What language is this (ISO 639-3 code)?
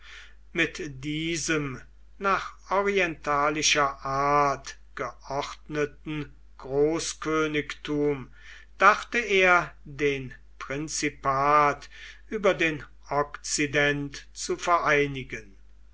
deu